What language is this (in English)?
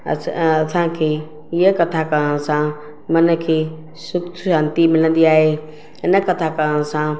Sindhi